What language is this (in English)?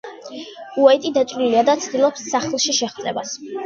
Georgian